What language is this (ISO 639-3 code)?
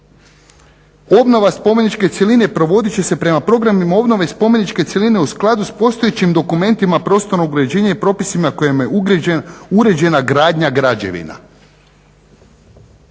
hrv